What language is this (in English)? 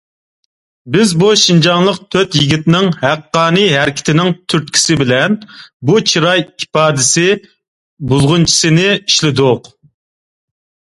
Uyghur